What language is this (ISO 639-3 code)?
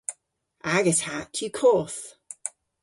cor